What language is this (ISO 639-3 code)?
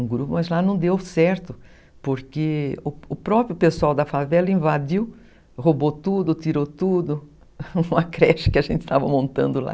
por